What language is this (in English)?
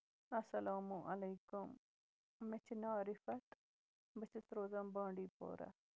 Kashmiri